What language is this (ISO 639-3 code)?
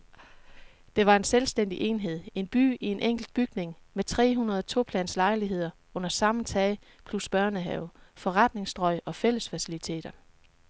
dan